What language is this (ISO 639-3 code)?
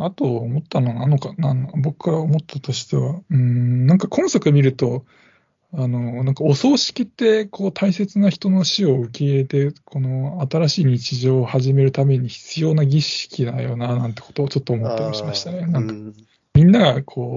jpn